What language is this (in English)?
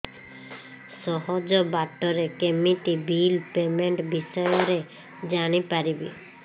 Odia